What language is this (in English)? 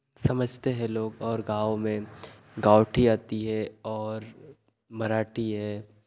Hindi